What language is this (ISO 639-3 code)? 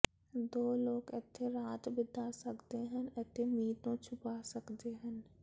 pan